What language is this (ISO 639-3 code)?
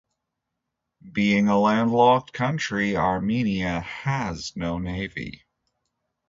eng